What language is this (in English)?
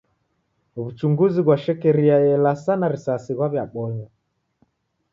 Taita